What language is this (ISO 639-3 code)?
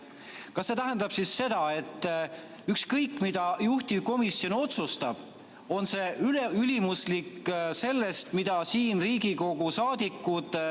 est